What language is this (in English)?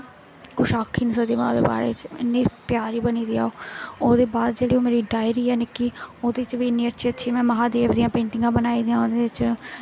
Dogri